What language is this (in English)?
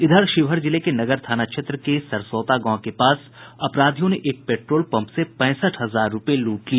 Hindi